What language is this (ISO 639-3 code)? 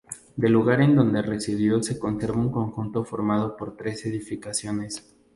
spa